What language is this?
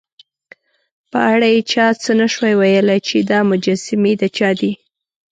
Pashto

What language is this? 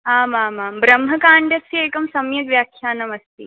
Sanskrit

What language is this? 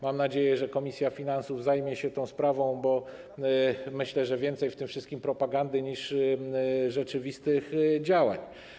Polish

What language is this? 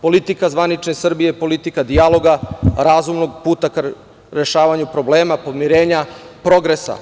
Serbian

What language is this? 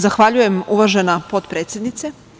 Serbian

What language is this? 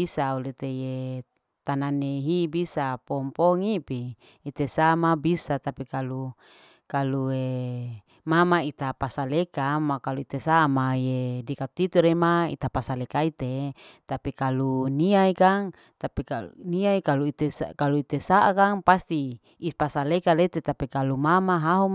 Larike-Wakasihu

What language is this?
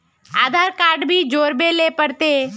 Magahi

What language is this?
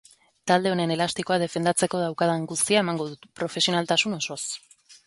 Basque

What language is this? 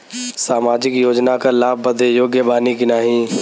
Bhojpuri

